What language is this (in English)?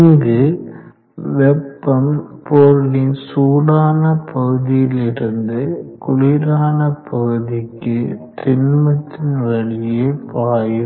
Tamil